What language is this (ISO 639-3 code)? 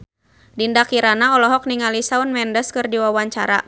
sun